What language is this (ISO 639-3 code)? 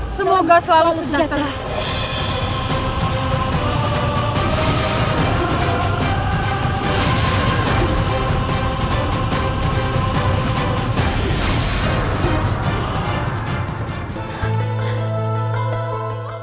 ind